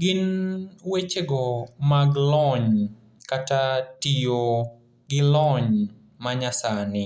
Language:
Luo (Kenya and Tanzania)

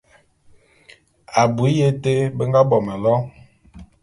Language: Bulu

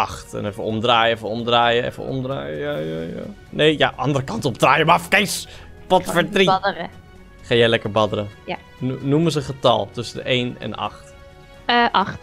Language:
Dutch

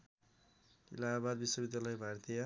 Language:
Nepali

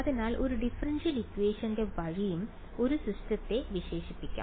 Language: Malayalam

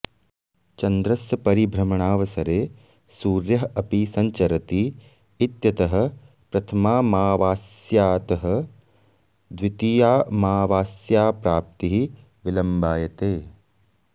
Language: Sanskrit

